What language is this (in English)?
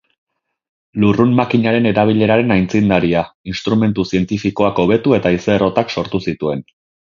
Basque